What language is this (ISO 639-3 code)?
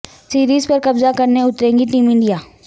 urd